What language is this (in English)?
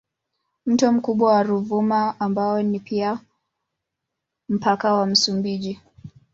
Swahili